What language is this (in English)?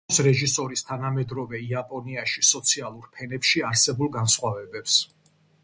Georgian